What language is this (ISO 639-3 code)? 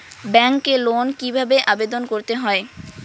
ben